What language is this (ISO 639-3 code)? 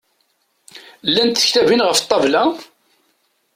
kab